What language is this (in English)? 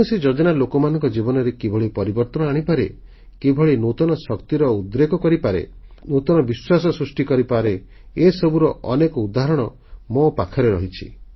Odia